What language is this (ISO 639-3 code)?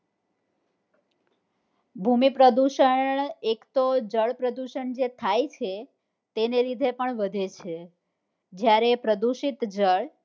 guj